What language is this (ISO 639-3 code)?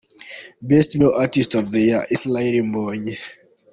kin